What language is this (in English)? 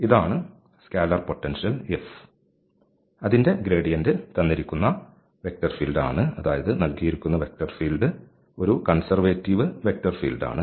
Malayalam